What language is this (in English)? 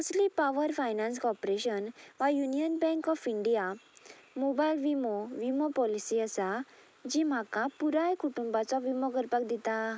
Konkani